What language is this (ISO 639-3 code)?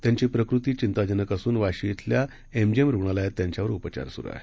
mar